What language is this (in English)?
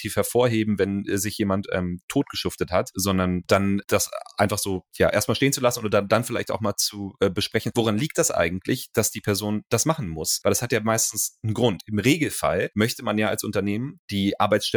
German